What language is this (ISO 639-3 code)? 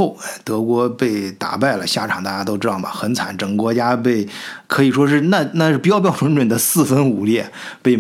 zho